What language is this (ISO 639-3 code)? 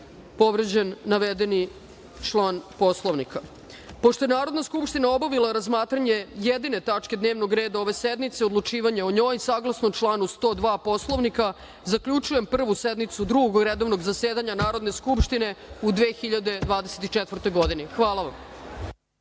srp